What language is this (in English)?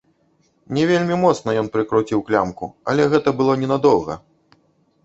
Belarusian